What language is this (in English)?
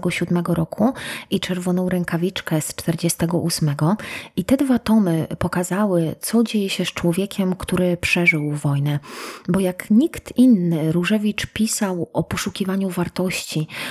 Polish